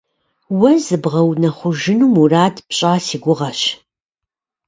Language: Kabardian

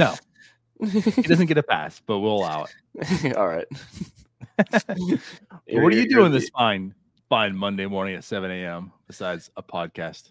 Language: English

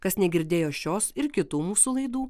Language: Lithuanian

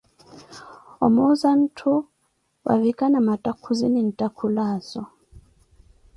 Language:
Koti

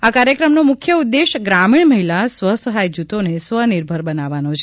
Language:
Gujarati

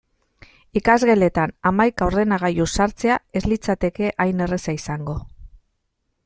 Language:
Basque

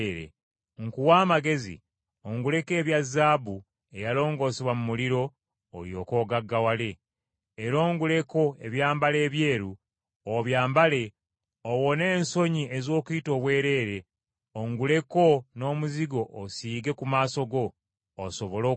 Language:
Ganda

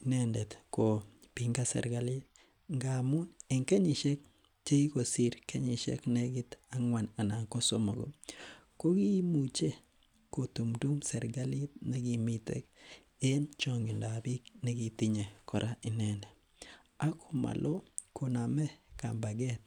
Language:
Kalenjin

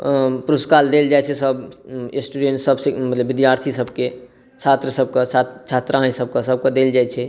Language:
Maithili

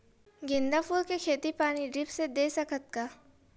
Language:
Chhattisgarhi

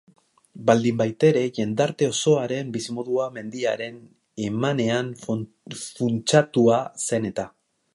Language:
Basque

